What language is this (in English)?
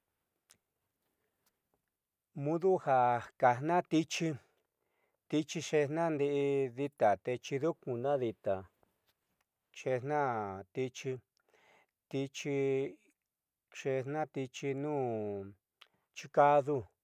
Southeastern Nochixtlán Mixtec